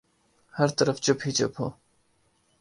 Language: Urdu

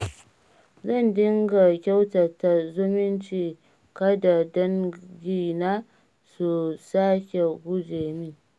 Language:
Hausa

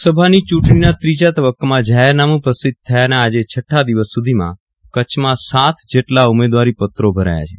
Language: Gujarati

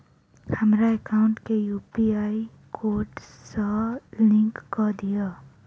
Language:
Maithili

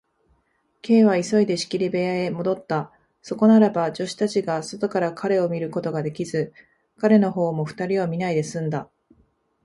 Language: Japanese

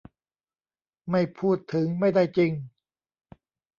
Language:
Thai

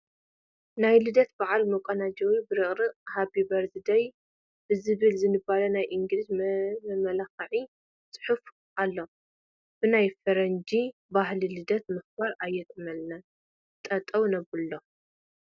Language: Tigrinya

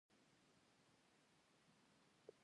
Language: Pashto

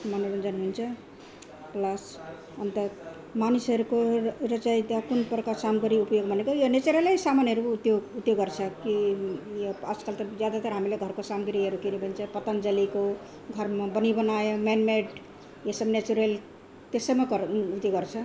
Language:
Nepali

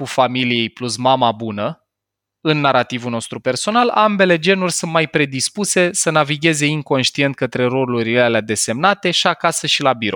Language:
Romanian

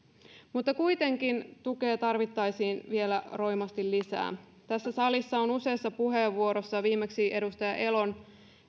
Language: Finnish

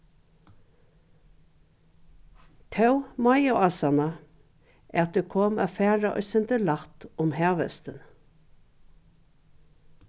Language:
Faroese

